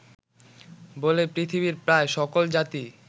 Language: Bangla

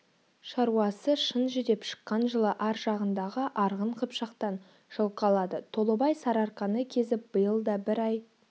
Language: Kazakh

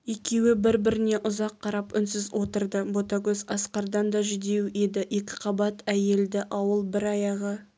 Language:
Kazakh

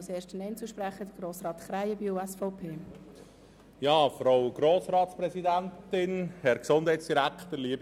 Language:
Swiss German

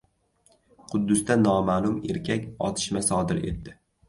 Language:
Uzbek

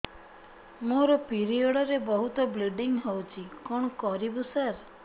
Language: Odia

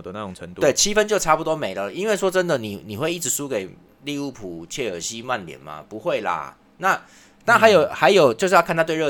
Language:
Chinese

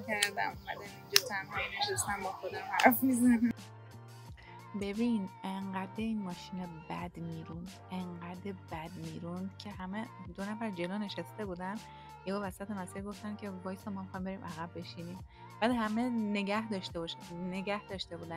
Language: Persian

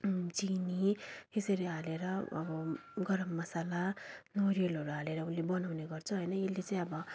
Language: Nepali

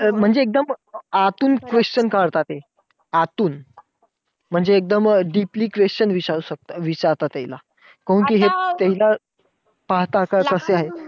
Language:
Marathi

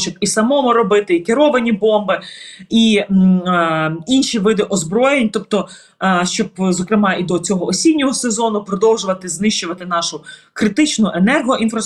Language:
Ukrainian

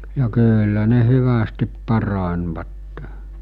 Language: Finnish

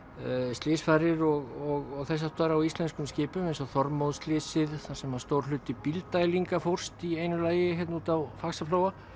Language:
Icelandic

